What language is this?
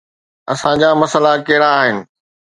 Sindhi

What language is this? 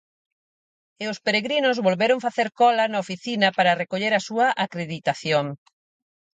Galician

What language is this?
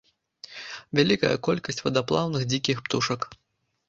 Belarusian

